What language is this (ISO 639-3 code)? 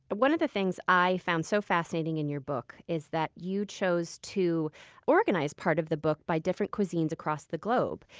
eng